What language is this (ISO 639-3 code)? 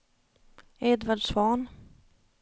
swe